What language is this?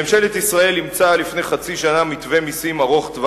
Hebrew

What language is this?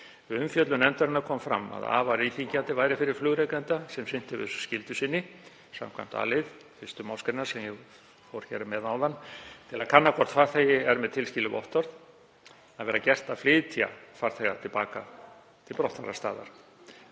Icelandic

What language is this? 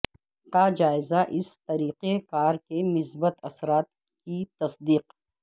Urdu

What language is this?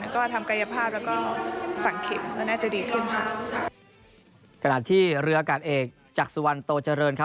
Thai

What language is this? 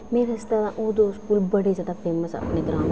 Dogri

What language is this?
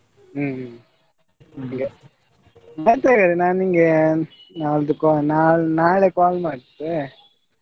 Kannada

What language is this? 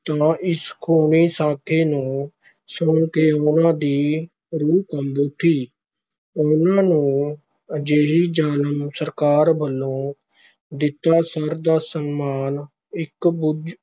Punjabi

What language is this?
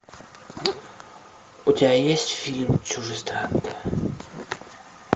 Russian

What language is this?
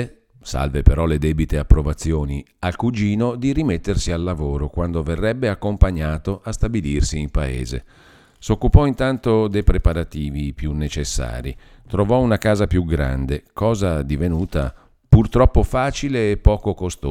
Italian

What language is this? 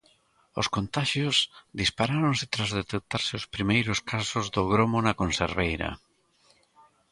Galician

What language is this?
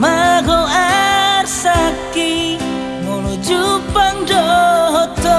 Malay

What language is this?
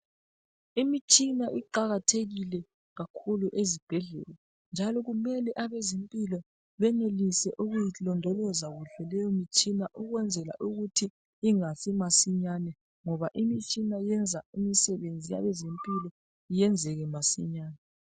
North Ndebele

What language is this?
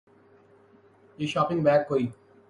Urdu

